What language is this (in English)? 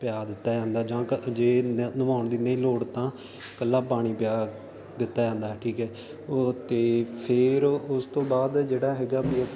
Punjabi